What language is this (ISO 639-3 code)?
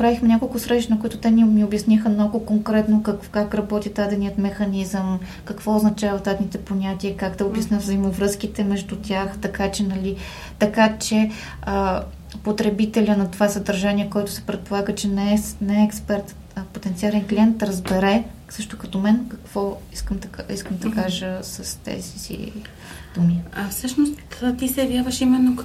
bul